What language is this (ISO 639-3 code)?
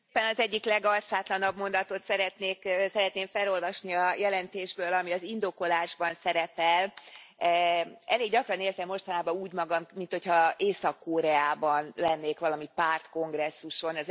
hun